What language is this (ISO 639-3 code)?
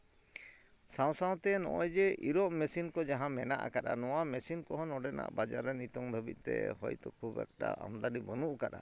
sat